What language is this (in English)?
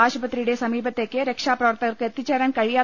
Malayalam